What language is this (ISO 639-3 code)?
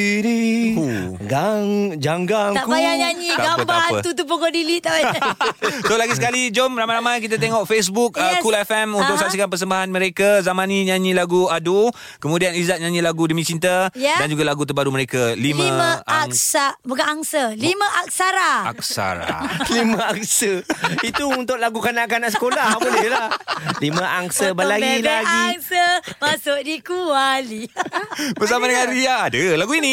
msa